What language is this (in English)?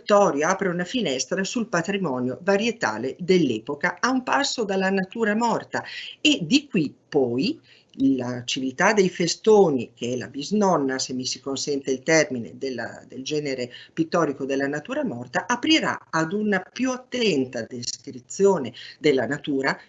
Italian